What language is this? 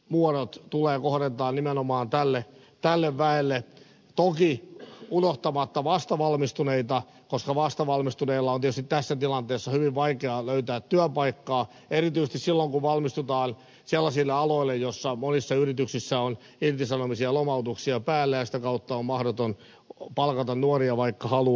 Finnish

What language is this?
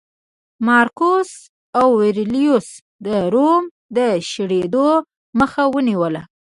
Pashto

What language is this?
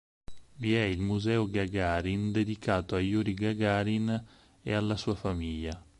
Italian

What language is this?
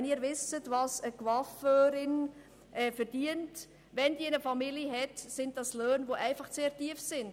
Swiss German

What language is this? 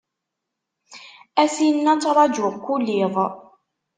Kabyle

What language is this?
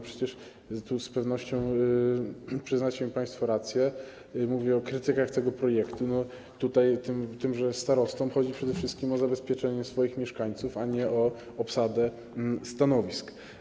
Polish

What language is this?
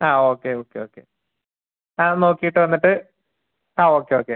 Malayalam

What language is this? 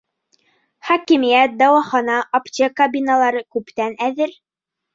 Bashkir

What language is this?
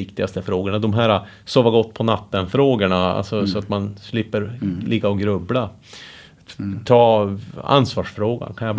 Swedish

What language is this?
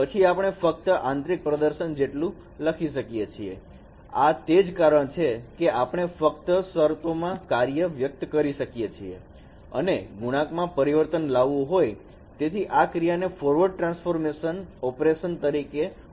Gujarati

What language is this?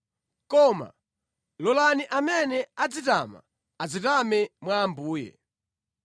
Nyanja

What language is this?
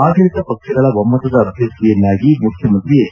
Kannada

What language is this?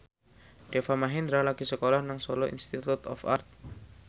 Javanese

